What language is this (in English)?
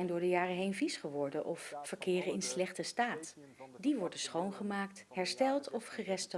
Dutch